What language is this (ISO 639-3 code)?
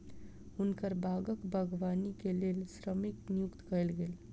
mai